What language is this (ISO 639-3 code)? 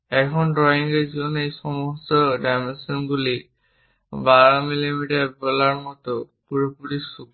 ben